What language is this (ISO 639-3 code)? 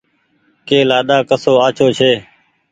gig